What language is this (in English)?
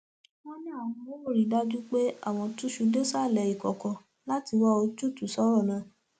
Yoruba